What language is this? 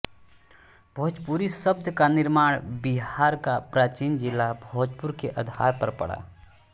Hindi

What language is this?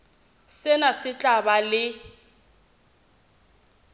Southern Sotho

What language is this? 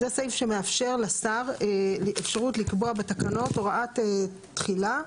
Hebrew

